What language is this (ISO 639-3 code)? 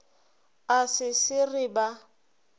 nso